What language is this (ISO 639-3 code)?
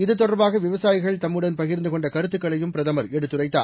tam